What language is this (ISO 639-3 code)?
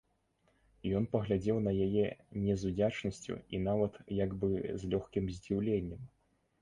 bel